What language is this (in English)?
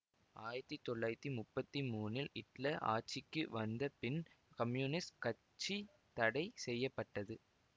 Tamil